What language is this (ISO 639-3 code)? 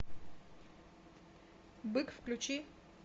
rus